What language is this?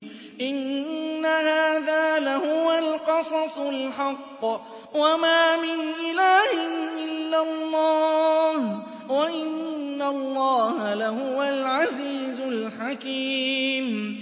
Arabic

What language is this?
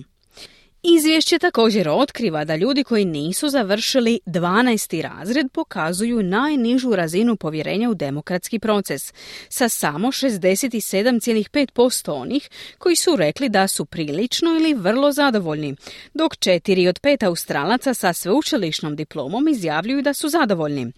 Croatian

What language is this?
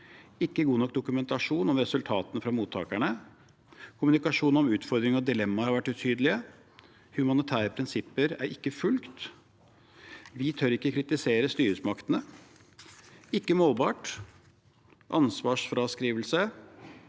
Norwegian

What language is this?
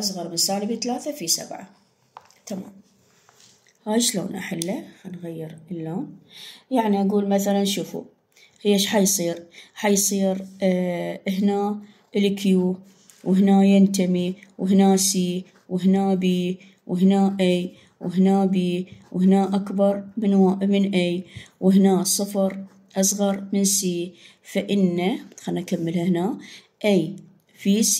Arabic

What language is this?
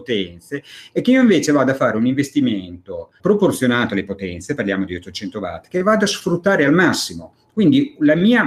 Italian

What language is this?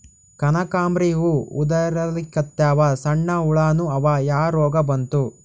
Kannada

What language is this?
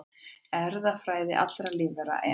Icelandic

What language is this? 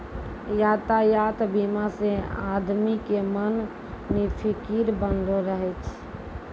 Maithili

